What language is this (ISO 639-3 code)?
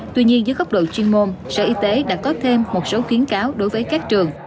vie